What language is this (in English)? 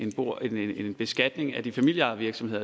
Danish